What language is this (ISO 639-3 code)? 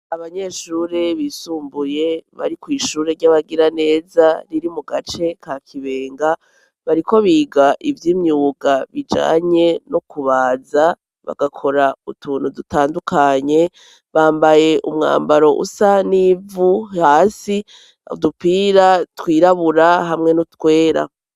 run